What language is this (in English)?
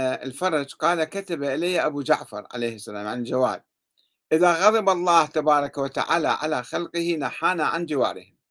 Arabic